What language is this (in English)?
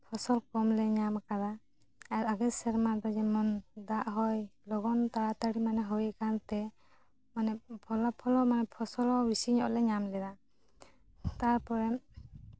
Santali